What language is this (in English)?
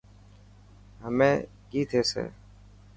Dhatki